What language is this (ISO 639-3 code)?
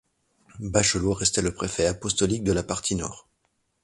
fra